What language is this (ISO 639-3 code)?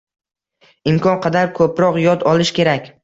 uzb